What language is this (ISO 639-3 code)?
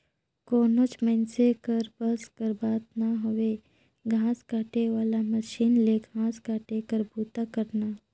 hne